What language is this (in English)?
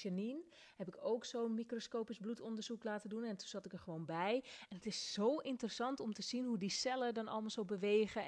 Dutch